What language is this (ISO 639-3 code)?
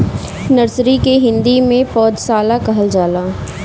bho